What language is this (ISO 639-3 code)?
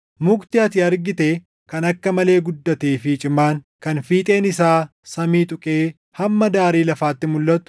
orm